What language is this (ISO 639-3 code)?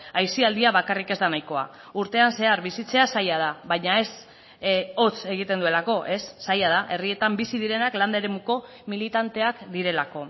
eus